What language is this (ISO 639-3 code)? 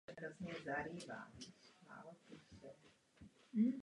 ces